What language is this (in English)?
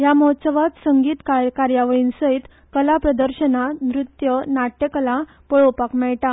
Konkani